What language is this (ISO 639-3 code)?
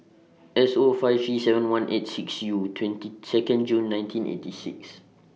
eng